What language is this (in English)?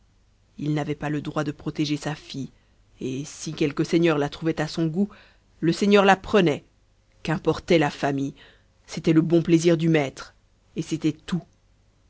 French